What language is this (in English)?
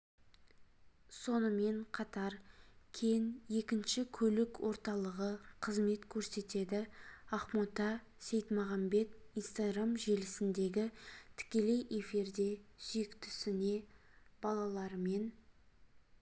Kazakh